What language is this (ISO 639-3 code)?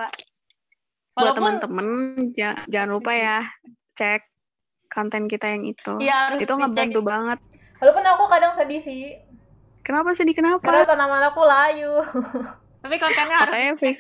ind